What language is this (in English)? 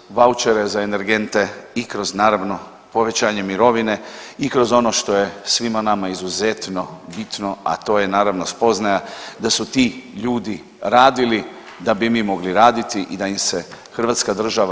Croatian